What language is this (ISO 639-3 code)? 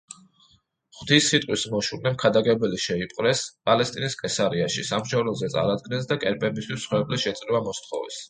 kat